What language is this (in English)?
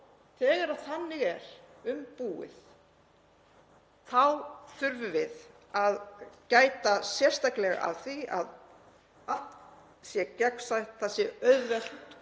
Icelandic